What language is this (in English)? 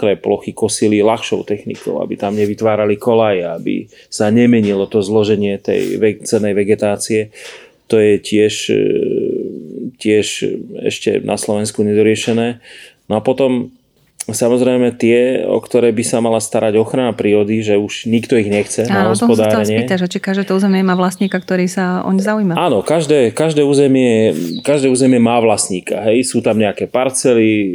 Slovak